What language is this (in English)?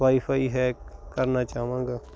Punjabi